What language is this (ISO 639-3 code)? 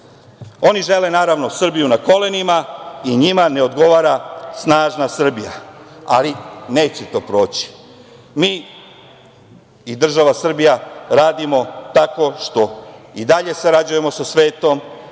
srp